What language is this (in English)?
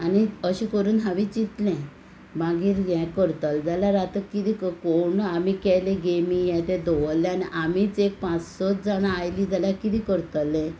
Konkani